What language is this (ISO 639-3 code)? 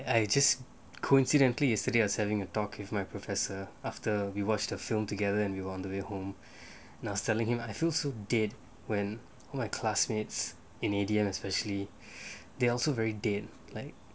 eng